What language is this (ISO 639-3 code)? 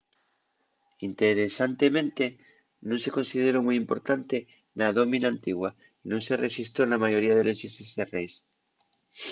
ast